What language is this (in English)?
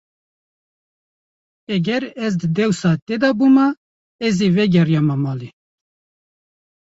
Kurdish